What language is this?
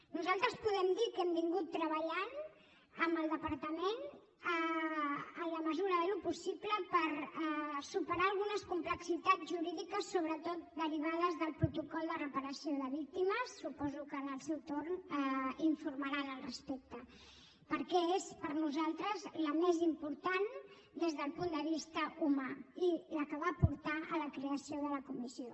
Catalan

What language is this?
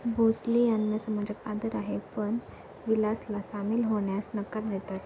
Marathi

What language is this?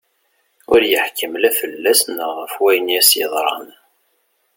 Kabyle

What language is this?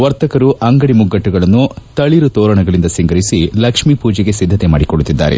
Kannada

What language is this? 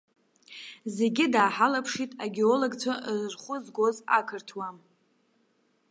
Abkhazian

